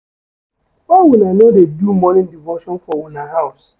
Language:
Nigerian Pidgin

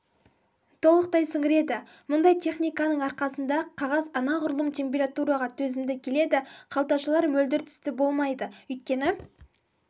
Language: Kazakh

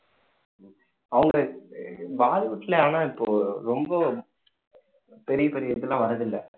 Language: Tamil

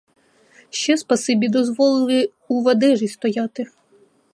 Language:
Ukrainian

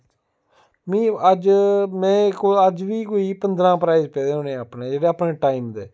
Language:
Dogri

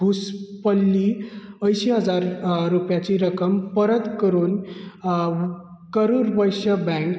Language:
Konkani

